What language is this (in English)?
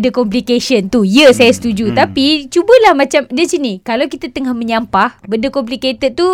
Malay